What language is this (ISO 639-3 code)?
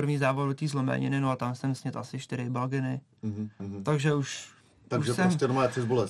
ces